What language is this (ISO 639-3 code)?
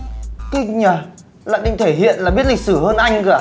vie